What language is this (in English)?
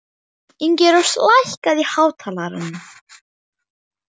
Icelandic